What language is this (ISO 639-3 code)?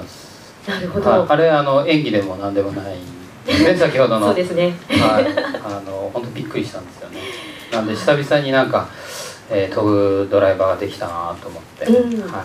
jpn